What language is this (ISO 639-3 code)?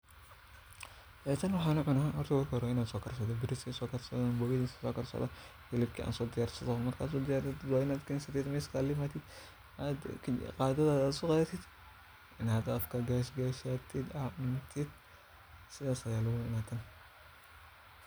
som